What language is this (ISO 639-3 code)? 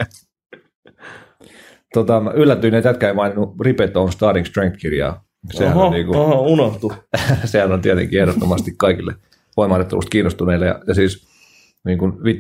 fin